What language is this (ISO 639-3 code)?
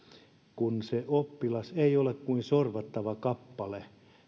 fin